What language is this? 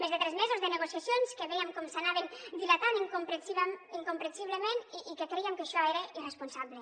Catalan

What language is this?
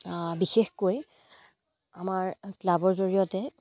Assamese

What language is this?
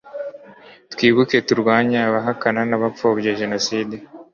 Kinyarwanda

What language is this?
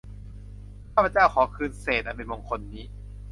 Thai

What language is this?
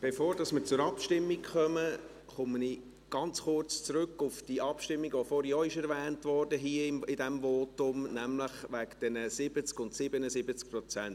Swiss German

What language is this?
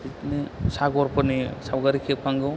Bodo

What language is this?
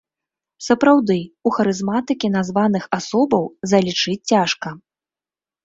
Belarusian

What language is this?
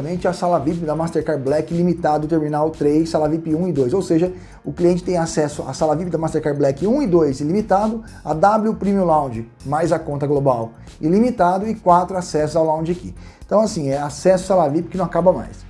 Portuguese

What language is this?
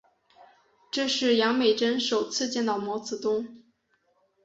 Chinese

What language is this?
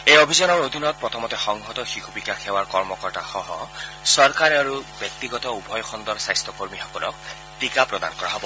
Assamese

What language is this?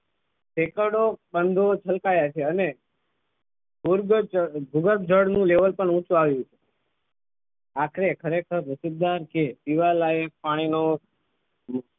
Gujarati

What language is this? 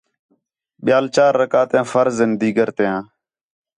Khetrani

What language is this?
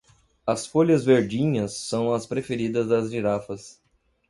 Portuguese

